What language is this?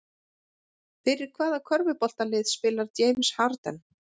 Icelandic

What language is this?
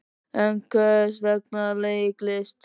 Icelandic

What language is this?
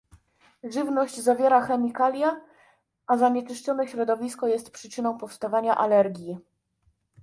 Polish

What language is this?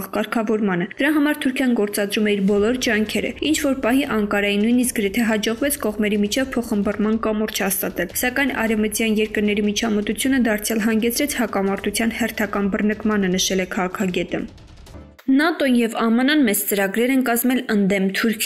Romanian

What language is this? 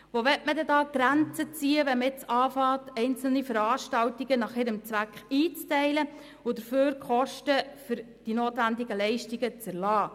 Swiss German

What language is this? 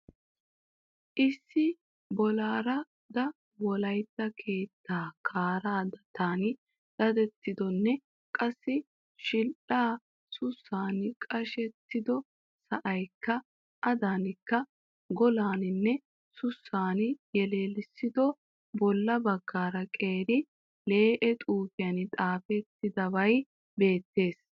Wolaytta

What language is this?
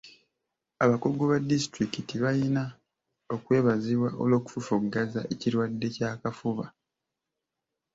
Ganda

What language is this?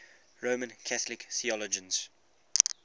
English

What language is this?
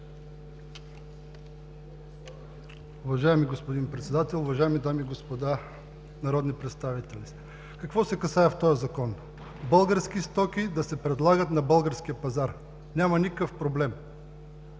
Bulgarian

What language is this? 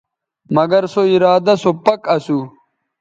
Bateri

